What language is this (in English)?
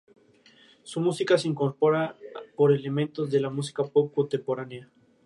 Spanish